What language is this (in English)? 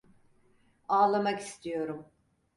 Turkish